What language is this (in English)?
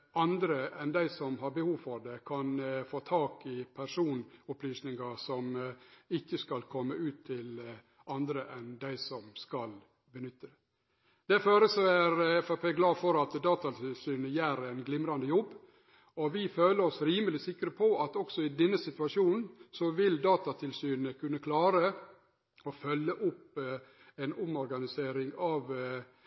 Norwegian Nynorsk